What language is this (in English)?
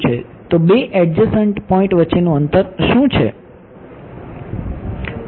Gujarati